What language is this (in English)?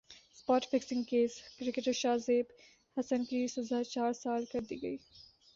Urdu